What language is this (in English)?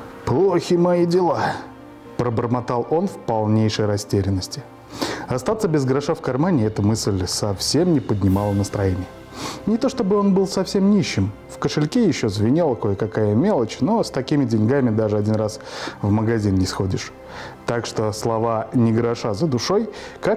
Russian